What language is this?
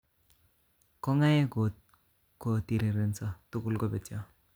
Kalenjin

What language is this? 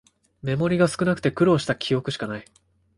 Japanese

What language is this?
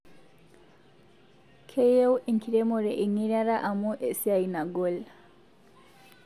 Masai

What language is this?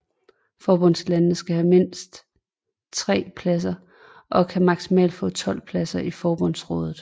Danish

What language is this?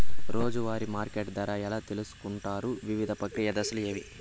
Telugu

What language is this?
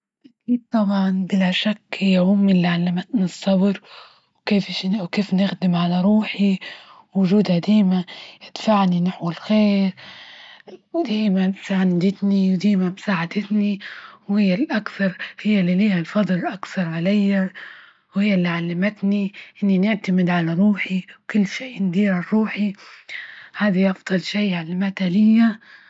Libyan Arabic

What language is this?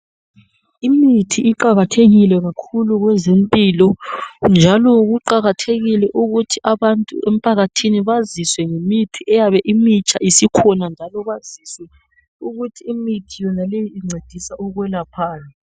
North Ndebele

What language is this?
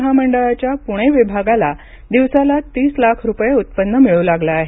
Marathi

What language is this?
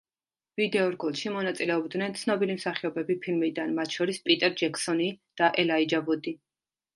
Georgian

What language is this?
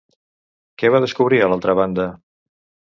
Catalan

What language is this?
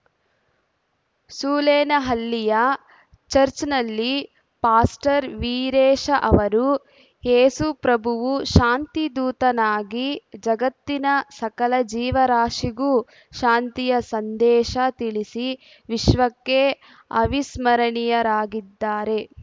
Kannada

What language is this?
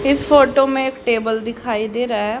Hindi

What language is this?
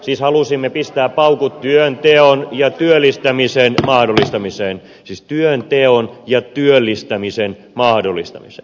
Finnish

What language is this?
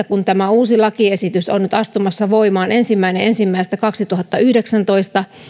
Finnish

